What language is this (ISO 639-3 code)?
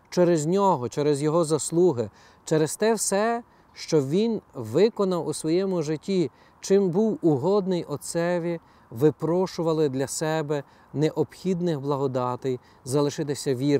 ukr